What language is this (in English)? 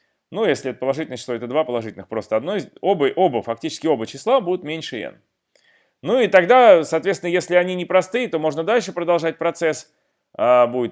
Russian